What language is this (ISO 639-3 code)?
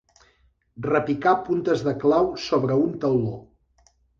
cat